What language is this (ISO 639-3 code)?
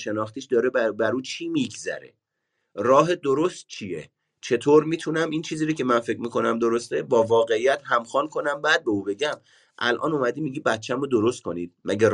fas